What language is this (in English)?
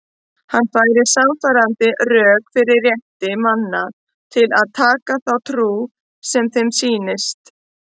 Icelandic